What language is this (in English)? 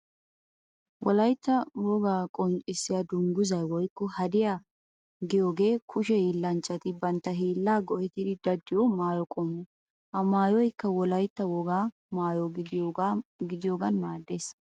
Wolaytta